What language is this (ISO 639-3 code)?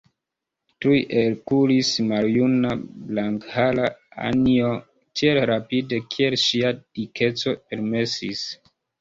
epo